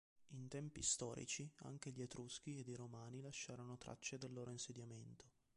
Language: Italian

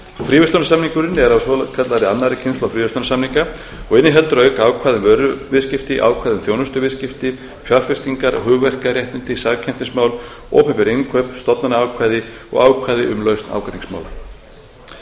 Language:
Icelandic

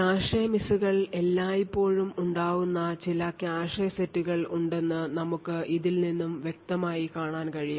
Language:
Malayalam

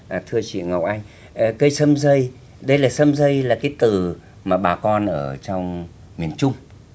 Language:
Vietnamese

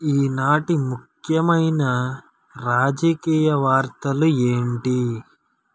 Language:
Telugu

